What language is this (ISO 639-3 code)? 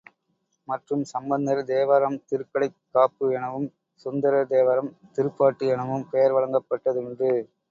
tam